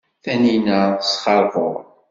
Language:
Kabyle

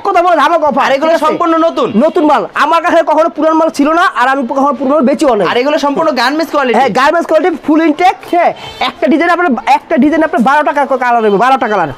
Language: Indonesian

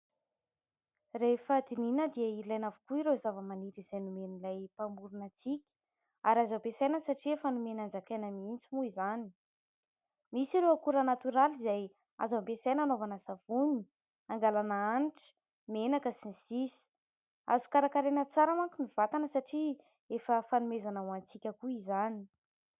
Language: Malagasy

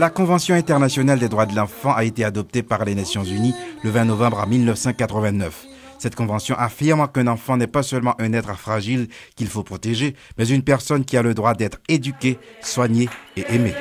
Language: French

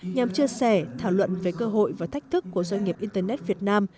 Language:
Vietnamese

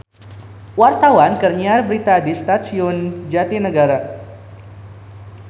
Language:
Sundanese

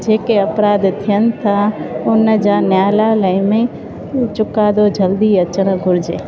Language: Sindhi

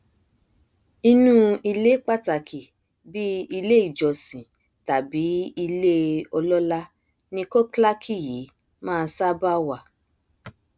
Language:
Yoruba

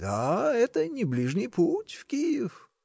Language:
Russian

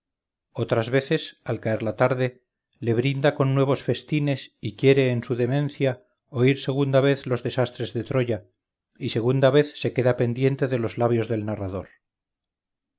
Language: Spanish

